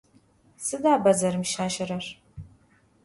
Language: Adyghe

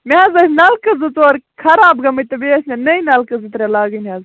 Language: Kashmiri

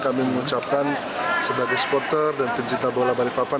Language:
Indonesian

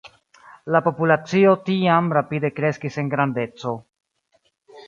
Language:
Esperanto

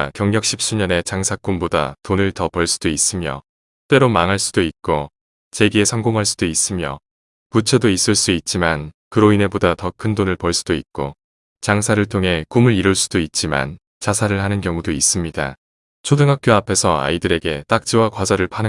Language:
Korean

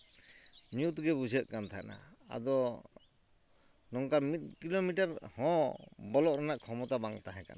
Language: Santali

